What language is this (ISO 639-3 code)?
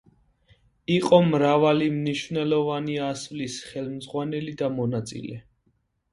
kat